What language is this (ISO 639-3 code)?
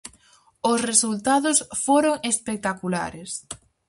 glg